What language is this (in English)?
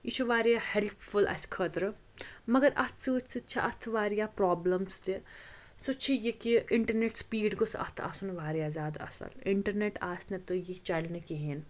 Kashmiri